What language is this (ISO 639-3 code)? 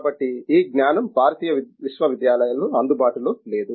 tel